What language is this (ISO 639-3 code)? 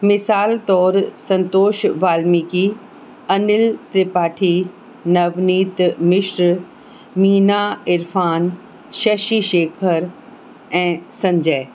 snd